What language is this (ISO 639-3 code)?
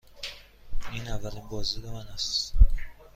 fas